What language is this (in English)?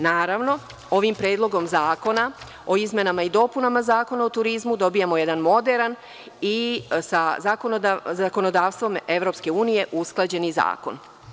Serbian